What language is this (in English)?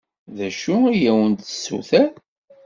Kabyle